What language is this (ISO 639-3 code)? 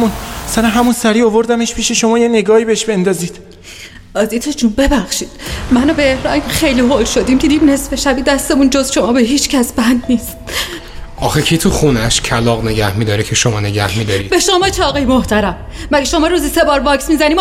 fas